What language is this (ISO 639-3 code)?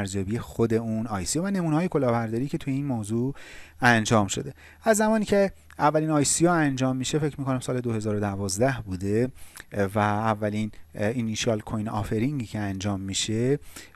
fas